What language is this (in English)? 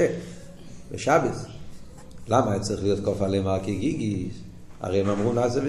Hebrew